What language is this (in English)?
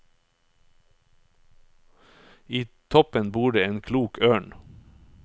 Norwegian